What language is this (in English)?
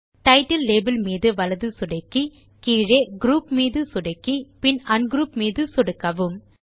Tamil